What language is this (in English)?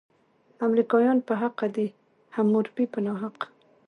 Pashto